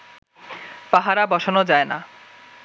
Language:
Bangla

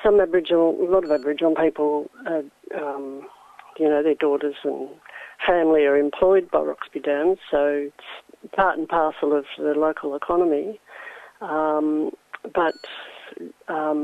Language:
English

